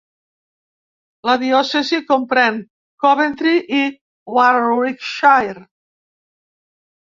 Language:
Catalan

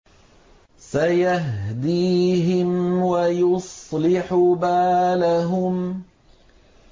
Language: Arabic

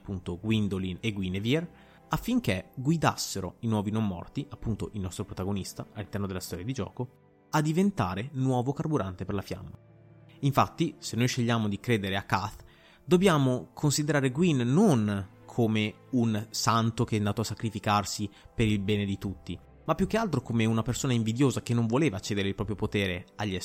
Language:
Italian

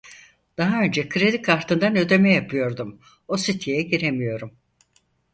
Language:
Turkish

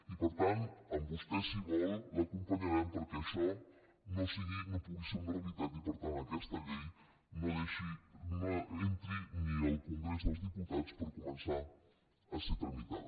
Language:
Catalan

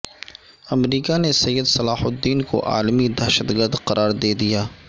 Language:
Urdu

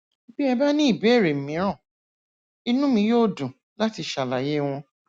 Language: Yoruba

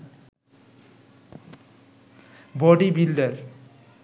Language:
Bangla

